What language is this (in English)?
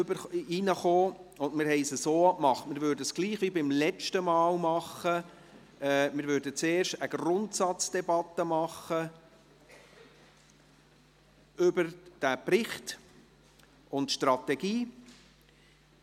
Swiss German